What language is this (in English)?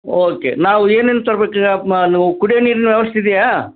Kannada